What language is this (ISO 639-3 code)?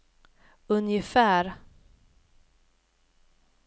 swe